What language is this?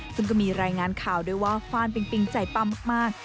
Thai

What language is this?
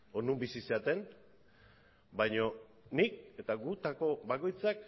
Basque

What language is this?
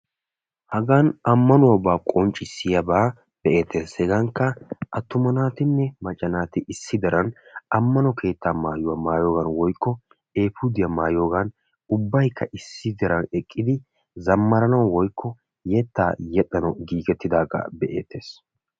Wolaytta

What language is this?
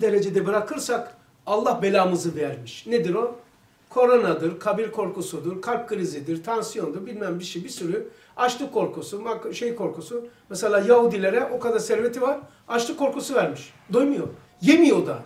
Turkish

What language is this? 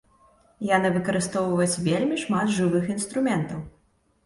Belarusian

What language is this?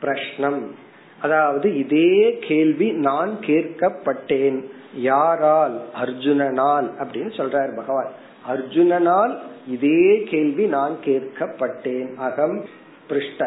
Tamil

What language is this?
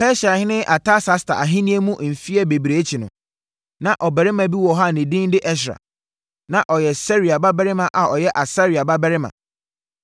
Akan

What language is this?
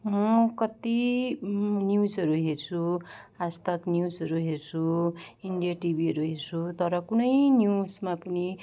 Nepali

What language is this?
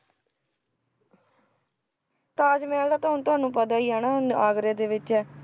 Punjabi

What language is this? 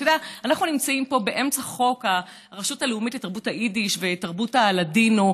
Hebrew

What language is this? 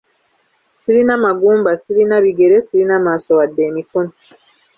Ganda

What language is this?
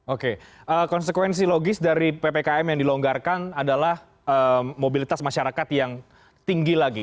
Indonesian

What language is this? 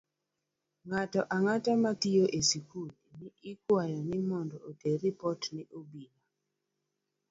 Luo (Kenya and Tanzania)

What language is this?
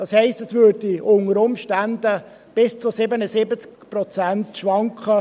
Swiss German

